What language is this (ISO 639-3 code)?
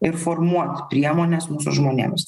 lit